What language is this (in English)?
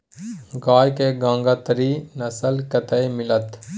Maithili